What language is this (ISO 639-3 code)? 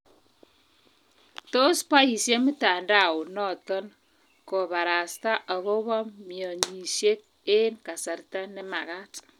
kln